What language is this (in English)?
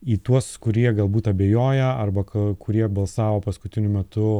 Lithuanian